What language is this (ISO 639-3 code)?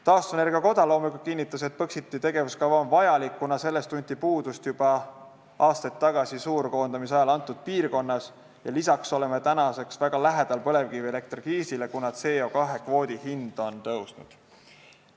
est